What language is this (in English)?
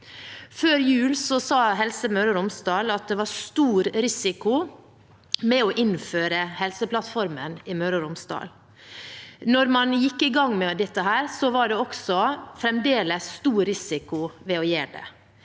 Norwegian